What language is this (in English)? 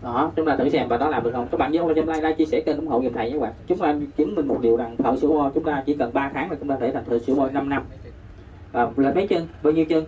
Vietnamese